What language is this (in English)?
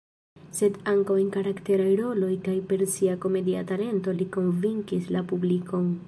Esperanto